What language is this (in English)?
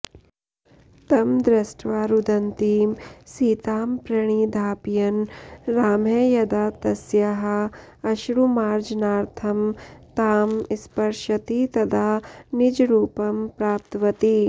Sanskrit